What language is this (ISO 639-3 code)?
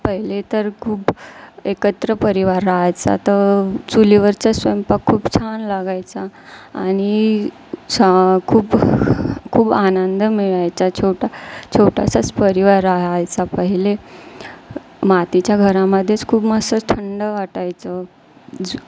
mar